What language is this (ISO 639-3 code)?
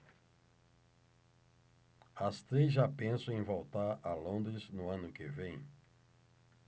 por